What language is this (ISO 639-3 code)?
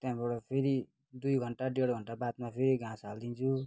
nep